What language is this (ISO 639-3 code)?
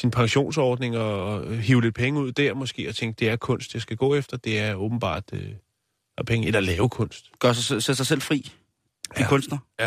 dan